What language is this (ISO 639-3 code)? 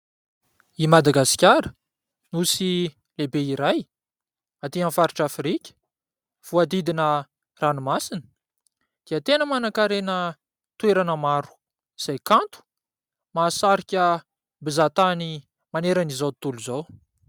mlg